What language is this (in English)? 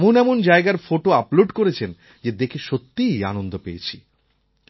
Bangla